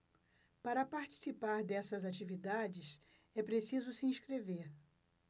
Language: Portuguese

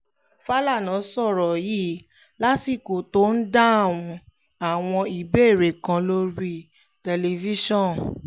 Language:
Yoruba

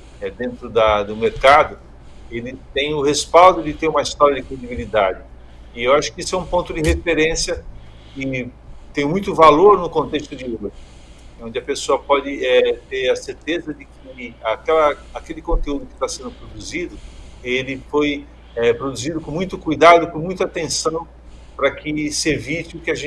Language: Portuguese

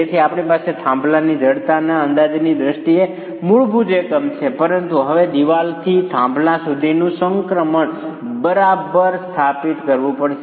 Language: Gujarati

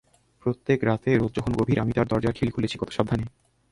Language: Bangla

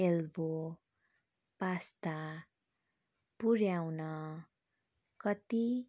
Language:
Nepali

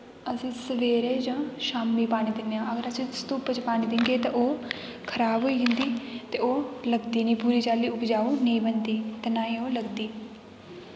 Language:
Dogri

